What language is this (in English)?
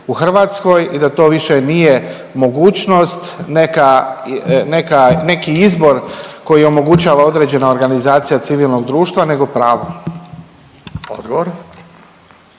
Croatian